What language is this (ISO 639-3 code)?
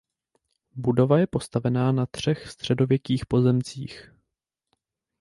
ces